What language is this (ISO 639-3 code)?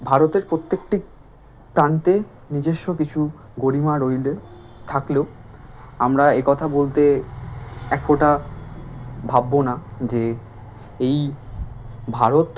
ben